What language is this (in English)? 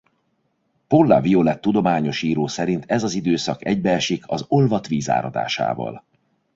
Hungarian